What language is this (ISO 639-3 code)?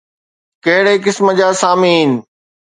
snd